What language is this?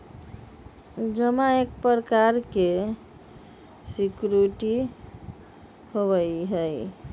Magahi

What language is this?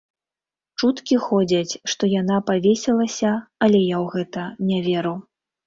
Belarusian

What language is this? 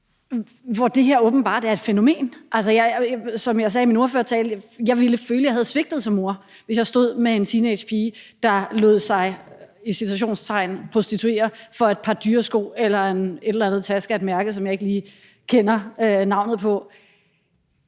Danish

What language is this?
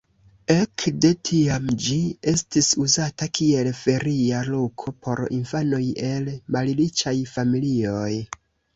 Esperanto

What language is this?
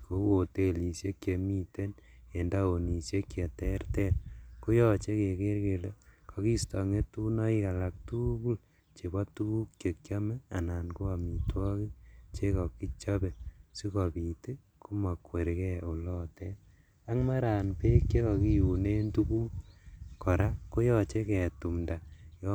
Kalenjin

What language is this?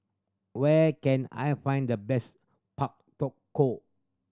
English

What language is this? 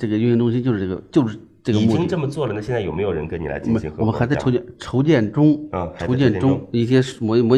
Chinese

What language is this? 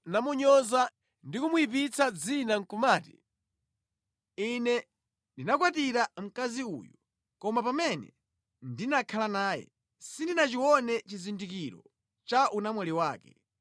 Nyanja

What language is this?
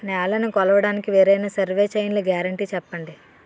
Telugu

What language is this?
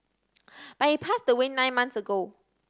English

